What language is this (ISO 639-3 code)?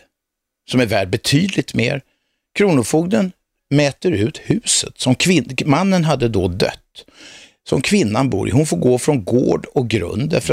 swe